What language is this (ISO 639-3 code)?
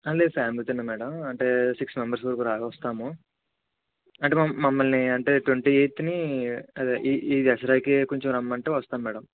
tel